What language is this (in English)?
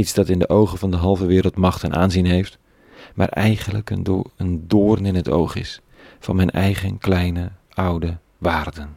Dutch